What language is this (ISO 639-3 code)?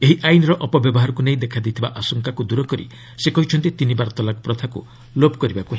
ori